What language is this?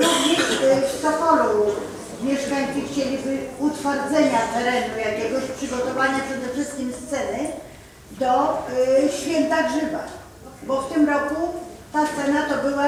Polish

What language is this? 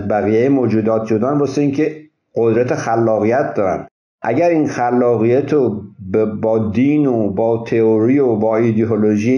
Persian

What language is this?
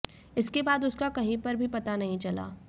Hindi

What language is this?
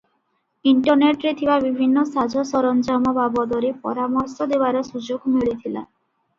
Odia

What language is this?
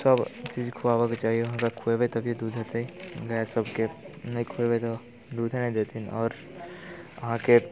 Maithili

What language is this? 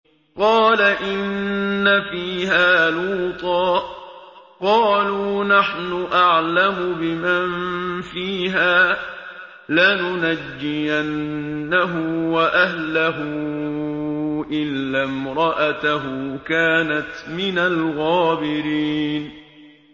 Arabic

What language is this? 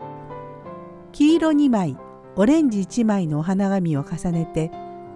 Japanese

